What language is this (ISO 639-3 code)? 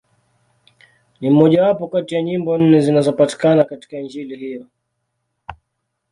swa